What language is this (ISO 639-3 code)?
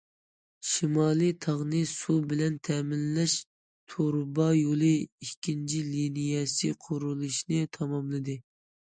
uig